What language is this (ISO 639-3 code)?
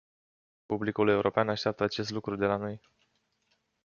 ron